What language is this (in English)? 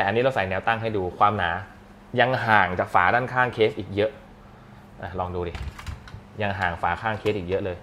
Thai